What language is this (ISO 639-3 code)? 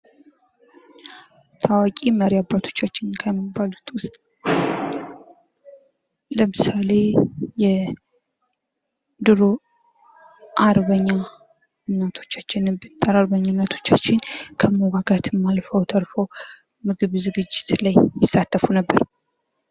amh